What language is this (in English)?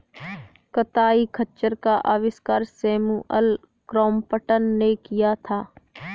Hindi